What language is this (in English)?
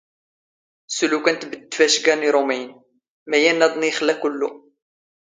Standard Moroccan Tamazight